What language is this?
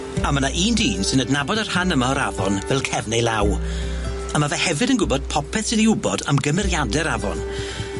Welsh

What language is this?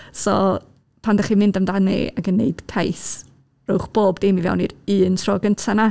Welsh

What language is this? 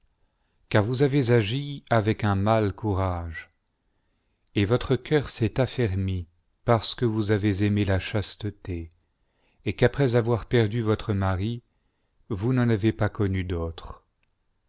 French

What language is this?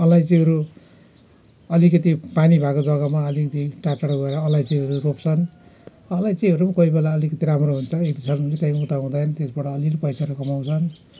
Nepali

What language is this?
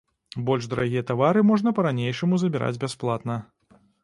Belarusian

